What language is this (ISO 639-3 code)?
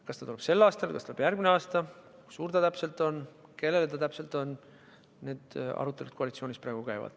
est